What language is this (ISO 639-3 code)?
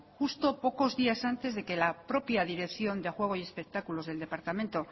spa